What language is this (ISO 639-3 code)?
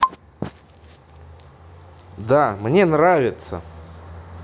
rus